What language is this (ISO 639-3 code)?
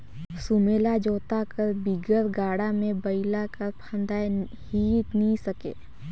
hne